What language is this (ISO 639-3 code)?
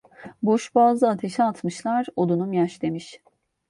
tur